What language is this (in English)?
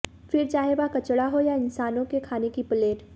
Hindi